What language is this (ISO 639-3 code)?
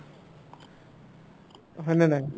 asm